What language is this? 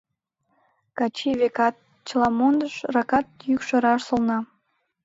Mari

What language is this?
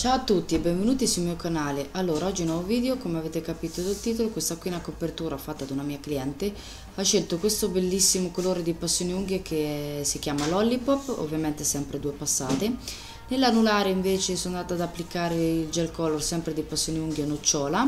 Italian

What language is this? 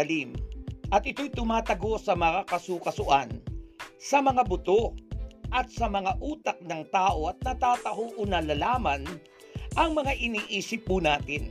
Filipino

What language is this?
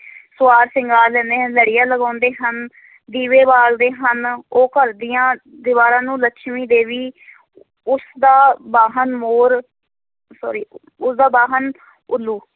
Punjabi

